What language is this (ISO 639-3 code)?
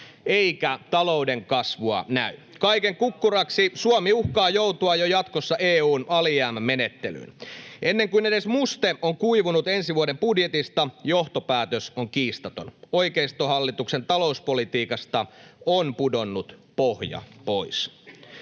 fin